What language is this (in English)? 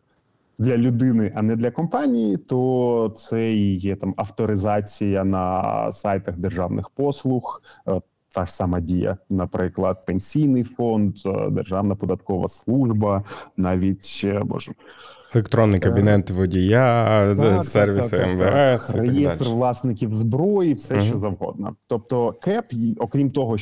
Ukrainian